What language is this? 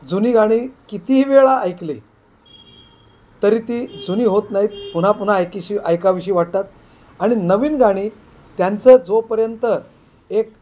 Marathi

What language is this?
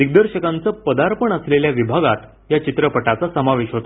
Marathi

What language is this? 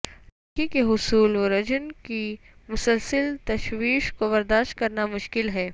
Urdu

